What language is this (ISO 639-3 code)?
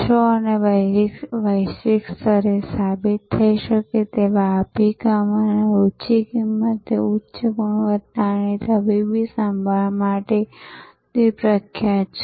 guj